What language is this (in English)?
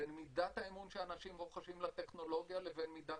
Hebrew